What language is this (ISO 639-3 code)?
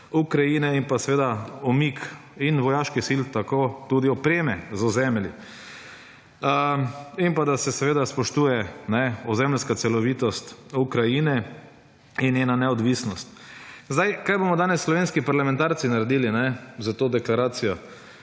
slv